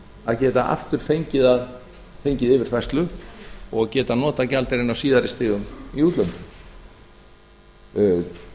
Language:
Icelandic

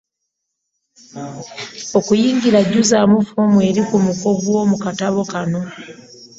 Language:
Ganda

